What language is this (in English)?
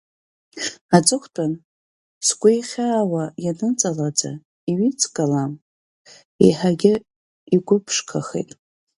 Abkhazian